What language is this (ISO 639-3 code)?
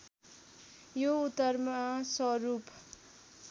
nep